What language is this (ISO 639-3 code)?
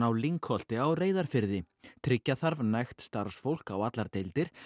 isl